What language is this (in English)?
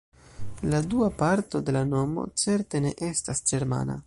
Esperanto